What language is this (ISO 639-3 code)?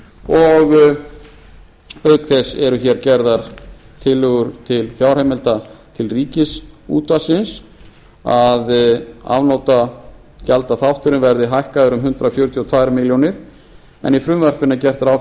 isl